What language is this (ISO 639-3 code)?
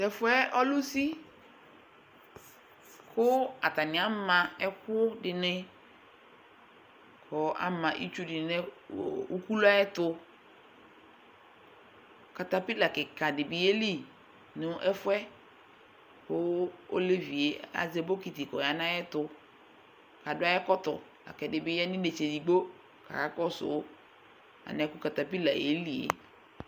kpo